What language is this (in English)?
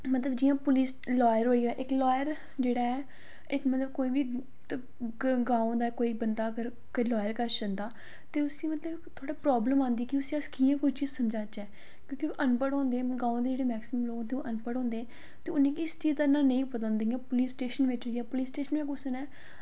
Dogri